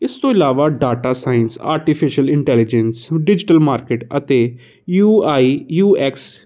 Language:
Punjabi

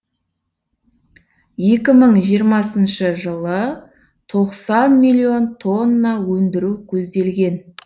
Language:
Kazakh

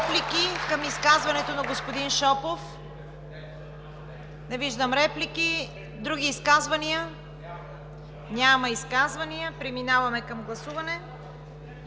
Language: Bulgarian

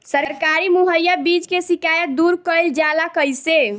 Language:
Bhojpuri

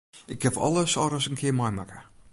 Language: Western Frisian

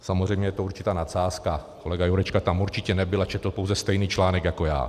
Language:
Czech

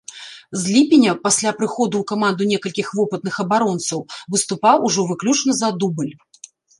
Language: Belarusian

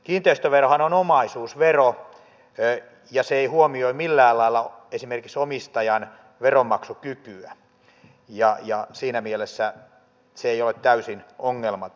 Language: Finnish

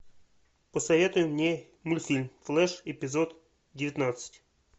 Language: Russian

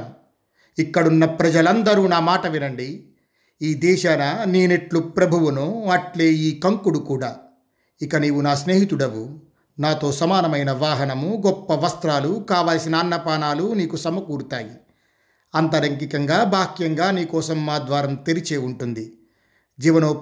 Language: Telugu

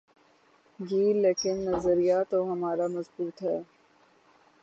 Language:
Urdu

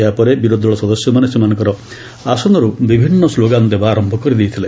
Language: Odia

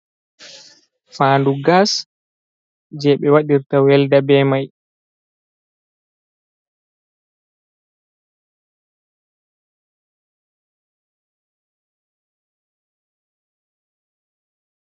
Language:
Fula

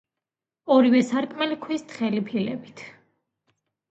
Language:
Georgian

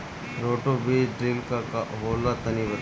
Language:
Bhojpuri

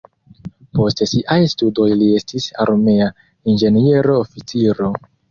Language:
Esperanto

